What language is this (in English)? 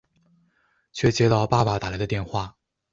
Chinese